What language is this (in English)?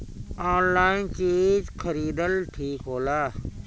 Bhojpuri